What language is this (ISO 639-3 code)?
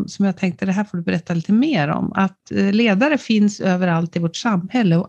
swe